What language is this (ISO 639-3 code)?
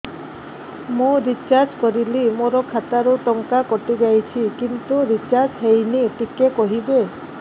ori